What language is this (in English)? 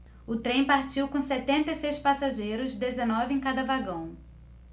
Portuguese